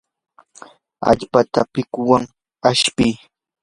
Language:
Yanahuanca Pasco Quechua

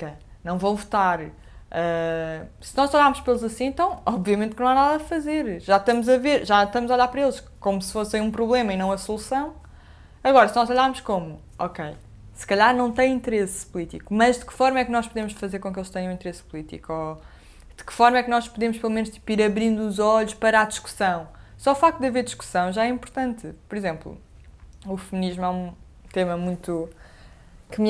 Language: Portuguese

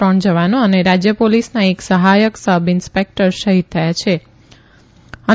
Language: Gujarati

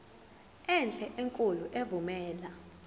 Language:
Zulu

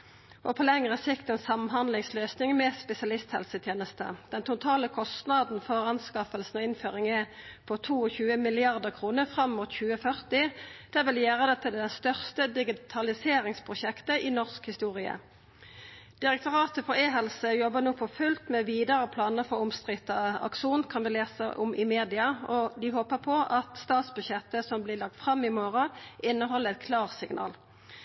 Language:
Norwegian Nynorsk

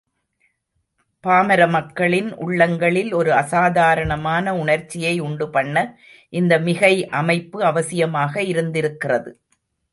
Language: Tamil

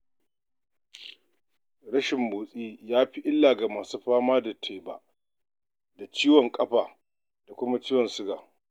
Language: Hausa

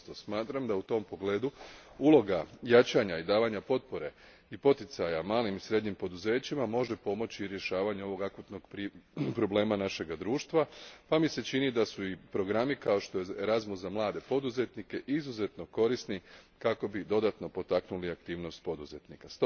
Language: Croatian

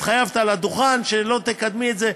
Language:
Hebrew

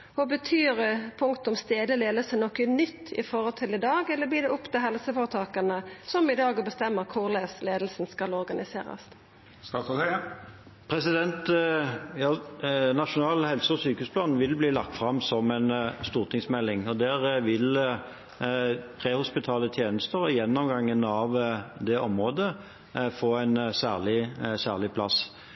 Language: Norwegian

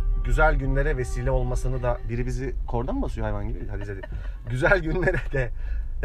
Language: Turkish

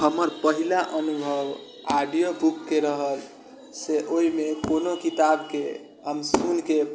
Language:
Maithili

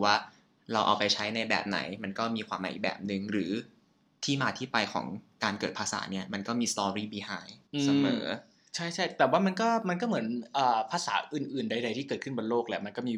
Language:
Thai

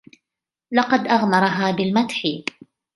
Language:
Arabic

